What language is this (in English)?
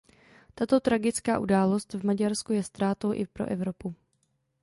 Czech